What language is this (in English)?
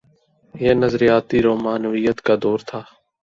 Urdu